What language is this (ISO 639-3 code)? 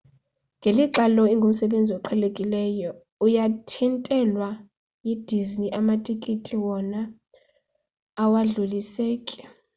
xho